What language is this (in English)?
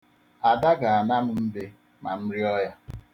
Igbo